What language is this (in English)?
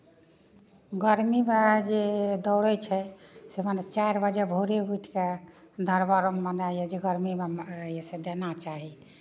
Maithili